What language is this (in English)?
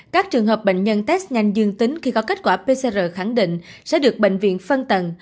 Vietnamese